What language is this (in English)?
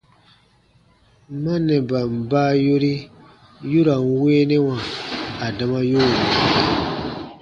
Baatonum